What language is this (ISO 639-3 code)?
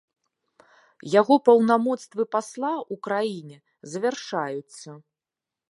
bel